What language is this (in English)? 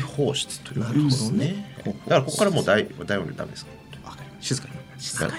Japanese